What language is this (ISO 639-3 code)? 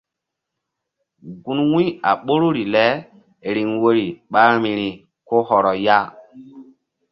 mdd